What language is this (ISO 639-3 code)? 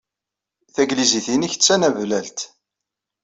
kab